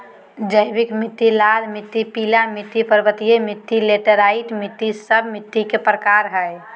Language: Magahi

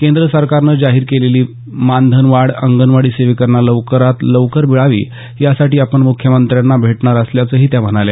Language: Marathi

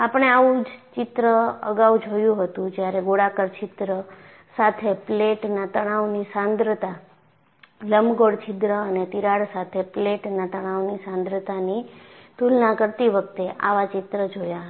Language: Gujarati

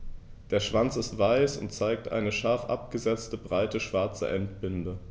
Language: German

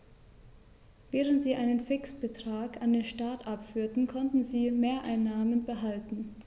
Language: German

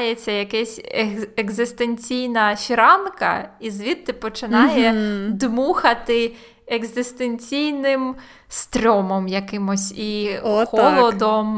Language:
Ukrainian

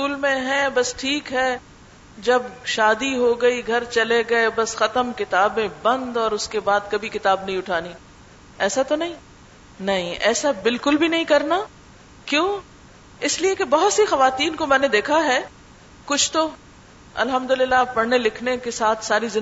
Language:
Urdu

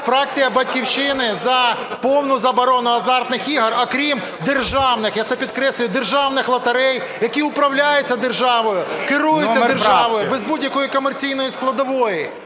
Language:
Ukrainian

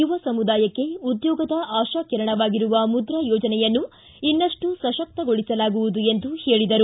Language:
Kannada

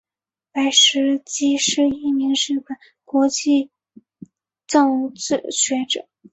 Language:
Chinese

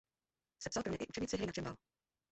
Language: Czech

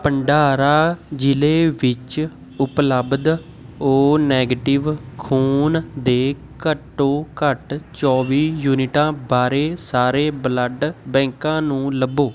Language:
Punjabi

